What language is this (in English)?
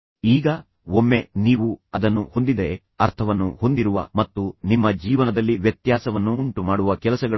Kannada